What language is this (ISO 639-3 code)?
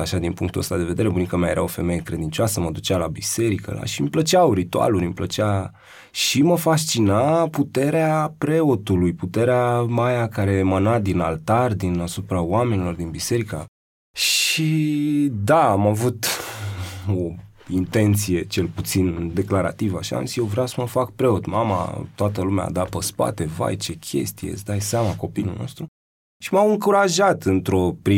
ron